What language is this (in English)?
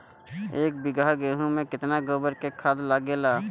Bhojpuri